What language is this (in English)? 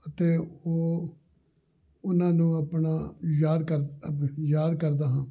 Punjabi